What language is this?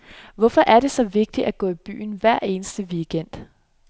Danish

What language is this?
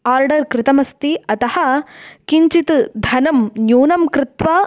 Sanskrit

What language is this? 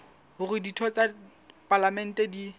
Southern Sotho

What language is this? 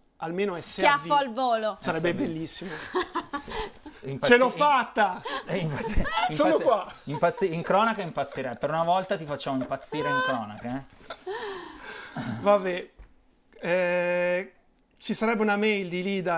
Italian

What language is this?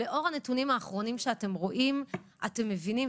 Hebrew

